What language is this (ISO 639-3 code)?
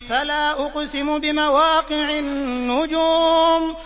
ara